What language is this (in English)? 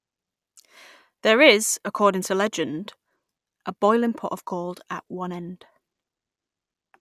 English